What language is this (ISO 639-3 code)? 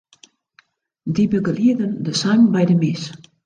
fry